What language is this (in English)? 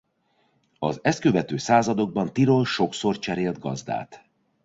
Hungarian